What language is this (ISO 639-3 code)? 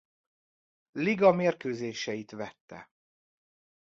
hun